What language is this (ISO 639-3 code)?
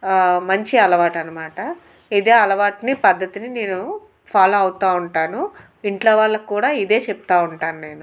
tel